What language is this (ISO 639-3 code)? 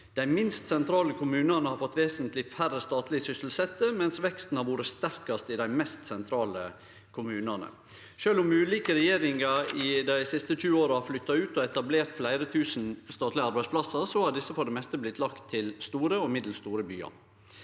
nor